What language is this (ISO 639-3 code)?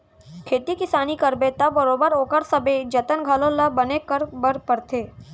hne